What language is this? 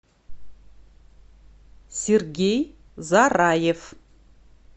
Russian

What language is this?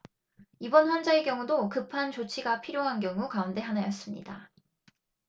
Korean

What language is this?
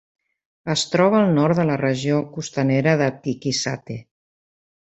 Catalan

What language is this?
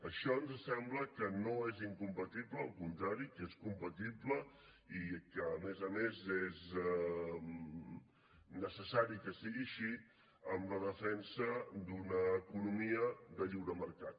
Catalan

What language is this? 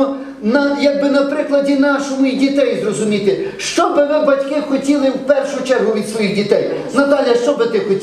Ukrainian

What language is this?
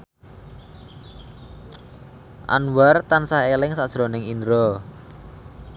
Javanese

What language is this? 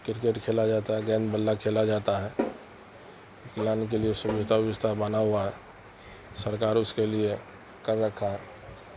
Urdu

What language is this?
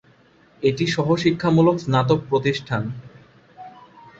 Bangla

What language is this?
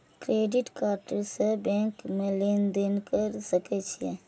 Maithili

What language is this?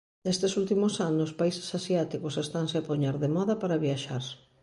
Galician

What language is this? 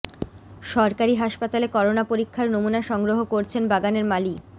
Bangla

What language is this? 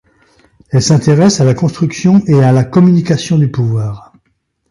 French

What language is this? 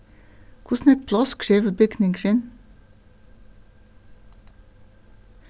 Faroese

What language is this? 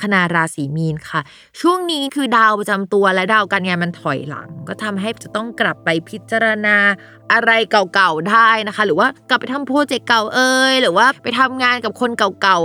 Thai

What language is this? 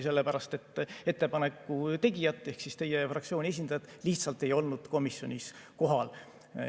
Estonian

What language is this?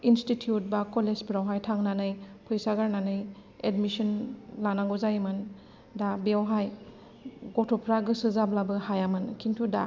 Bodo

